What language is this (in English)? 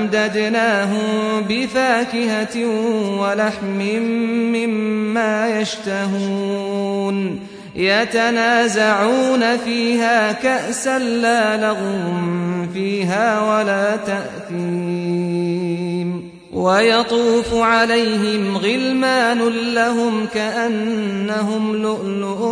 Arabic